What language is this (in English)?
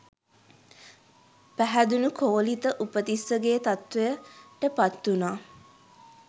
Sinhala